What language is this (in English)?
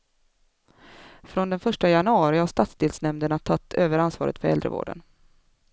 Swedish